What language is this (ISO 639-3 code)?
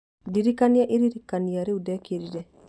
kik